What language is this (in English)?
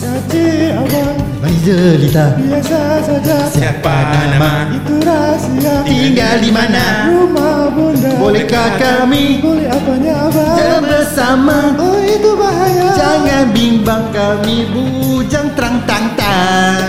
Malay